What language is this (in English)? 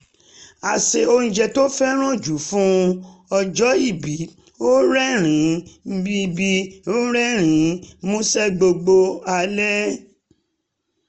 Yoruba